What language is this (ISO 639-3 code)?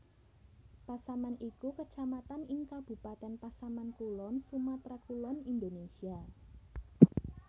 jav